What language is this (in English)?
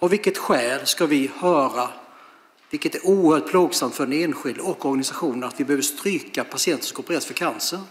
Swedish